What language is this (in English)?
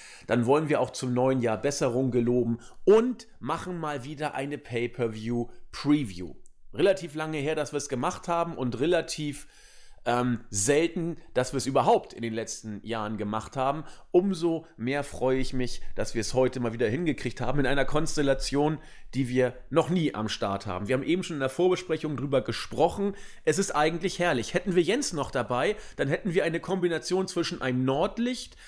German